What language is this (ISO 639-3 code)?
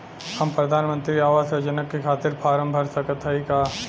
bho